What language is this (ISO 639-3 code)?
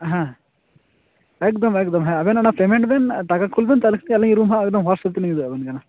sat